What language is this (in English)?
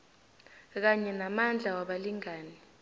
South Ndebele